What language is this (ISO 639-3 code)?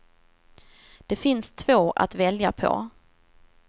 swe